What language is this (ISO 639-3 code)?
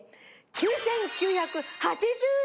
jpn